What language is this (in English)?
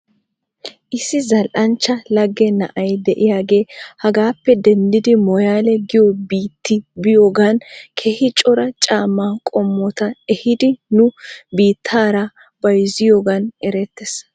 Wolaytta